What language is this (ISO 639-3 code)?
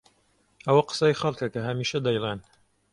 ckb